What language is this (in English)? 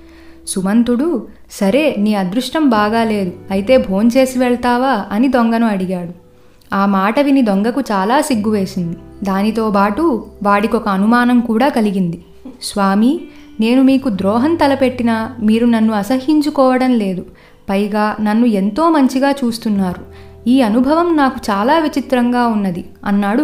Telugu